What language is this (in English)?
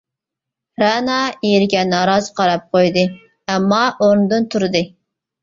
Uyghur